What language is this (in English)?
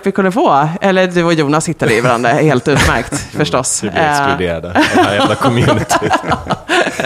Swedish